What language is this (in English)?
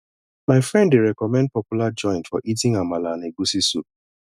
Nigerian Pidgin